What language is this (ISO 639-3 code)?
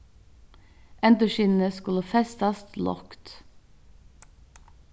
fao